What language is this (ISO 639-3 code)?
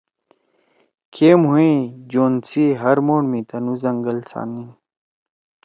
trw